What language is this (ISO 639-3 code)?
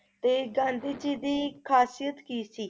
pan